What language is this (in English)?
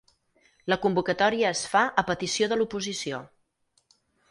Catalan